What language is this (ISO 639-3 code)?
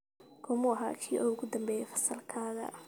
som